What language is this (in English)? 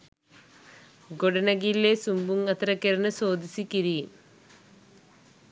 Sinhala